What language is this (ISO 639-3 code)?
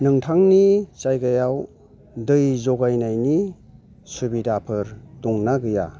brx